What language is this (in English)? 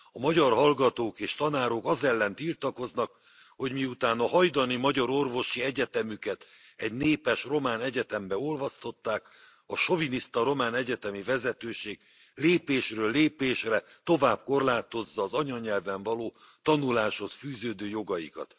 Hungarian